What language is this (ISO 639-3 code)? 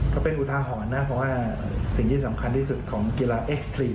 tha